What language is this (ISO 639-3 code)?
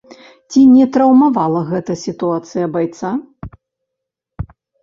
bel